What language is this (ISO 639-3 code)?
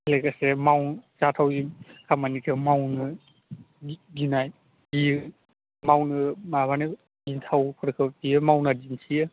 brx